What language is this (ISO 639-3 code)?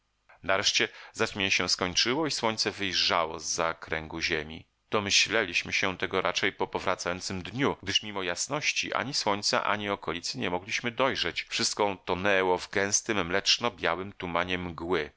pol